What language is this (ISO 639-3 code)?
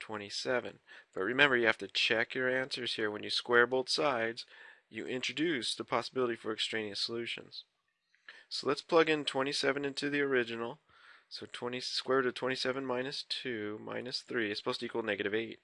eng